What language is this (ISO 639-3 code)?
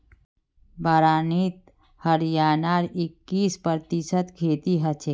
mag